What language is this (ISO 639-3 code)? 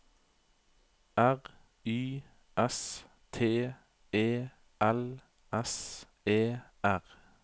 nor